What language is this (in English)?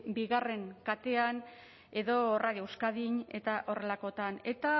Basque